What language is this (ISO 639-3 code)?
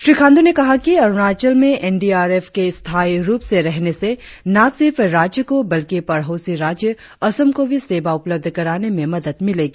hin